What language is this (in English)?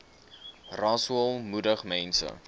Afrikaans